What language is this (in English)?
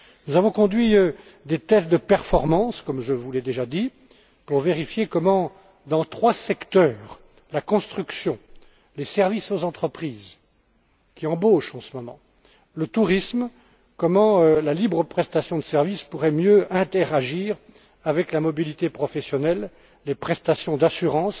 French